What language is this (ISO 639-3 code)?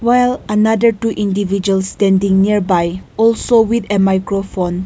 eng